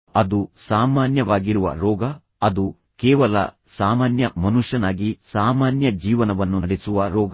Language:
Kannada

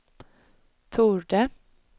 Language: Swedish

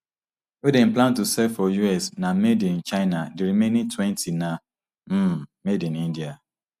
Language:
Nigerian Pidgin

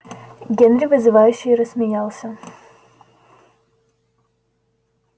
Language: Russian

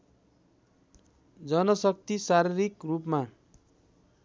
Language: Nepali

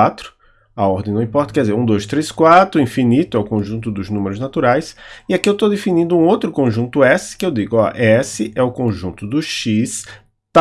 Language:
Portuguese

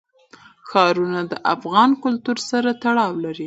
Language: Pashto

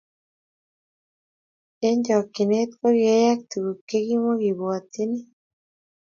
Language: Kalenjin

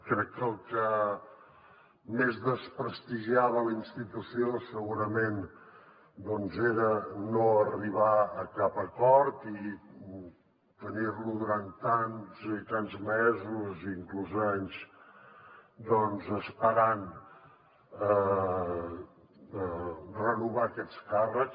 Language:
Catalan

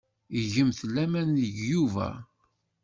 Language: Kabyle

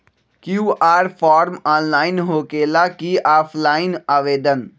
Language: Magahi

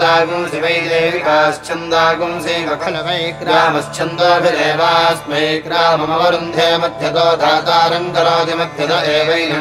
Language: Dutch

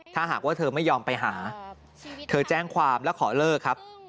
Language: Thai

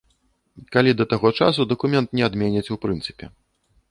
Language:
Belarusian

